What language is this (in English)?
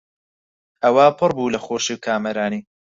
Central Kurdish